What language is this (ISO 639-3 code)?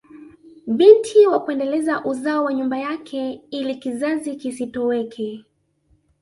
swa